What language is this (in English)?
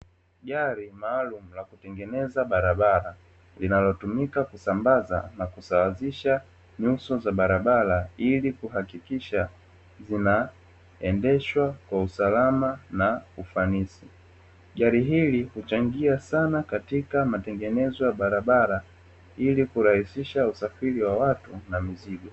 Swahili